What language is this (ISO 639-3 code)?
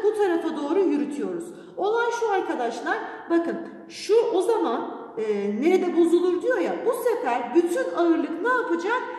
tur